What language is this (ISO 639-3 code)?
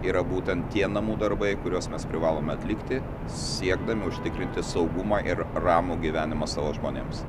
lit